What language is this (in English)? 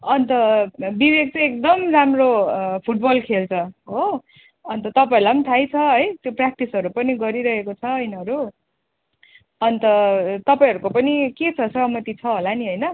Nepali